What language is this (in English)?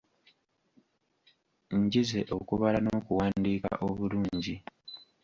Ganda